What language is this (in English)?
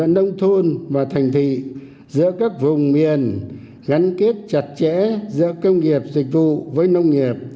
Vietnamese